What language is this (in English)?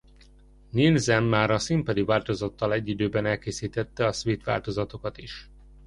Hungarian